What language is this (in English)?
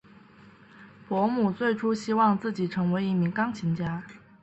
Chinese